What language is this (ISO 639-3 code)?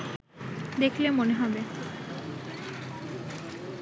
ben